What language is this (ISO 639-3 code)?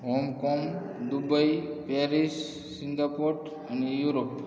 guj